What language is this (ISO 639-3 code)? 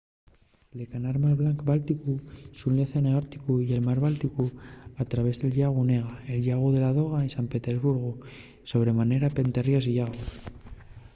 ast